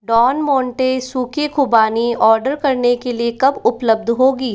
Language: Hindi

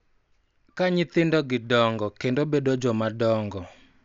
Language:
Luo (Kenya and Tanzania)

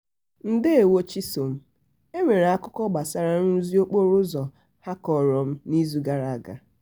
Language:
Igbo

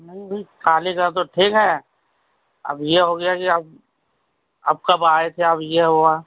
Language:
Urdu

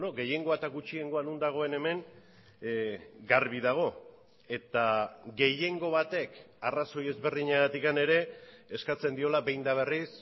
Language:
Basque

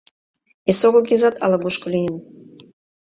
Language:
Mari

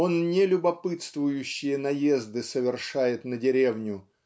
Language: Russian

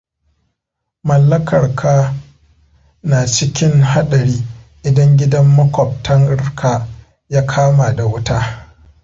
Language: Hausa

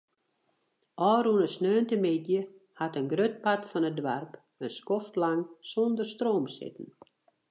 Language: Western Frisian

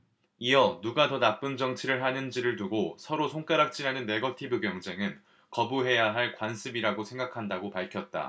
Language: Korean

